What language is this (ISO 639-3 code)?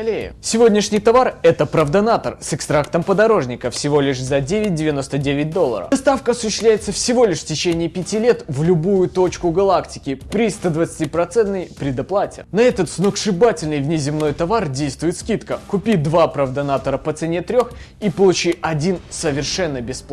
rus